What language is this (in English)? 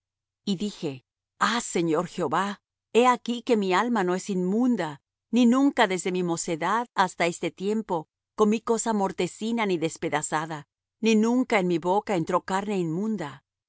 Spanish